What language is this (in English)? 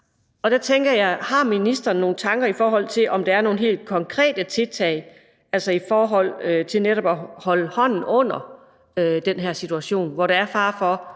Danish